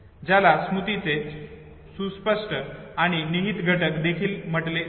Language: Marathi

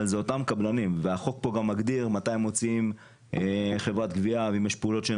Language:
Hebrew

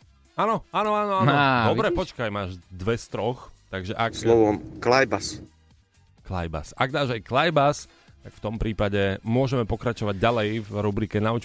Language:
Slovak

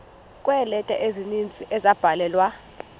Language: Xhosa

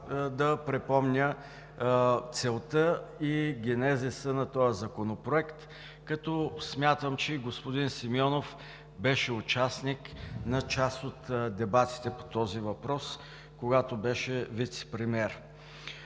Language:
Bulgarian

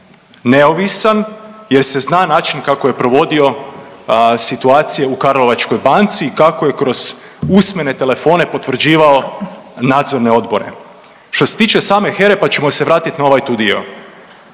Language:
Croatian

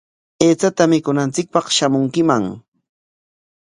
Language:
Corongo Ancash Quechua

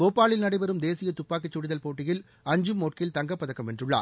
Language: Tamil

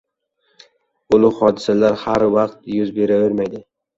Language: Uzbek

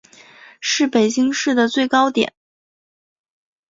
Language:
Chinese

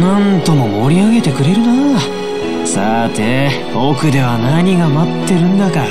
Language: Japanese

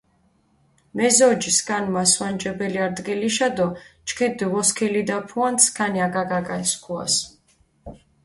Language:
Mingrelian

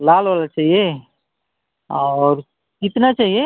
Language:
Hindi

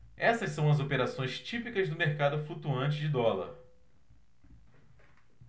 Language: Portuguese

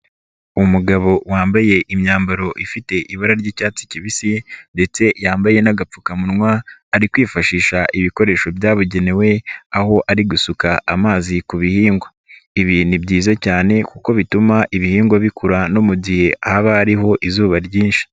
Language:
Kinyarwanda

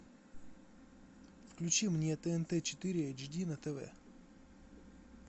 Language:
Russian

